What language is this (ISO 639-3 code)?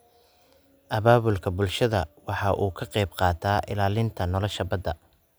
som